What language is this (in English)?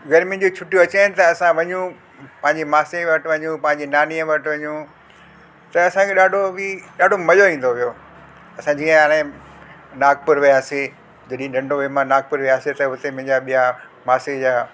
Sindhi